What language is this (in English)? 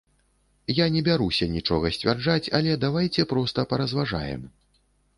Belarusian